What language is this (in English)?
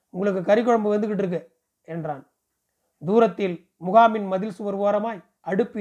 Tamil